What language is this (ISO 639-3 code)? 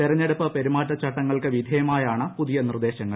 mal